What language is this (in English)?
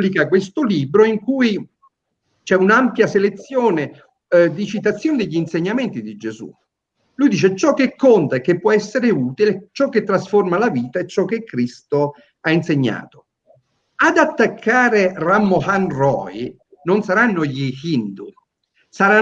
Italian